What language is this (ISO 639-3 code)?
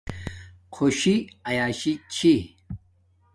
dmk